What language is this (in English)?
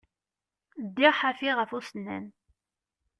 Kabyle